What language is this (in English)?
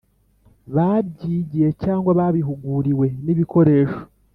Kinyarwanda